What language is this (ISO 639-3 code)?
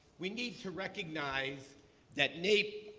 eng